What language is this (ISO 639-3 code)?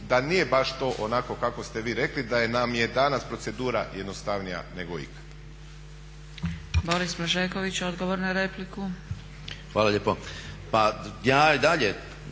hrv